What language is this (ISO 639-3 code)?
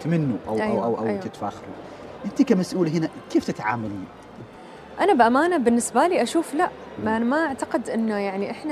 ara